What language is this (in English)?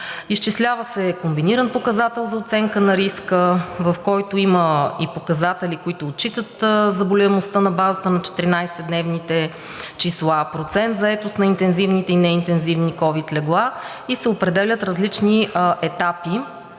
Bulgarian